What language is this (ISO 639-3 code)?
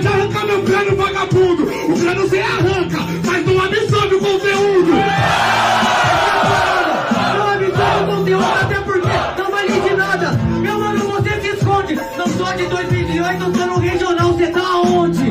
por